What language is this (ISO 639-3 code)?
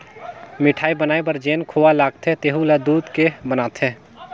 hne